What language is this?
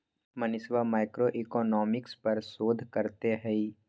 Magahi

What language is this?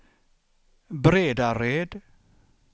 Swedish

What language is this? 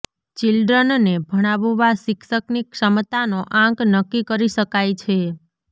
Gujarati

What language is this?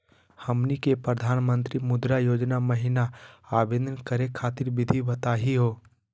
Magahi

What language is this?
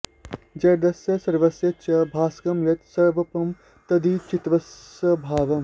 Sanskrit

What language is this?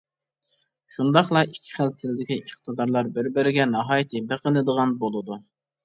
Uyghur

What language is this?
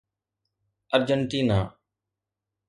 Sindhi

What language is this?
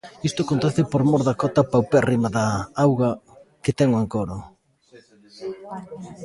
Galician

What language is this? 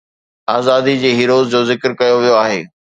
Sindhi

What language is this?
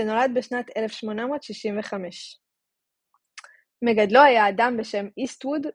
Hebrew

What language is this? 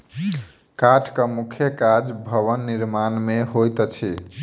Maithili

